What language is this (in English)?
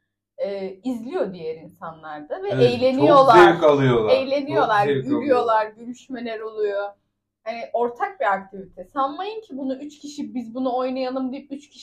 Turkish